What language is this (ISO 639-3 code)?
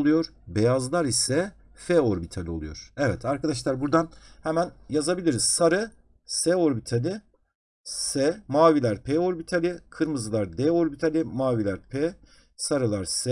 tur